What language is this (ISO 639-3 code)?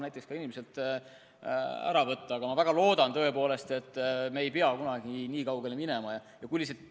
est